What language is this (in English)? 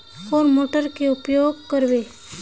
Magahi